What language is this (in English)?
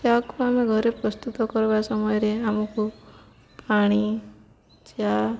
Odia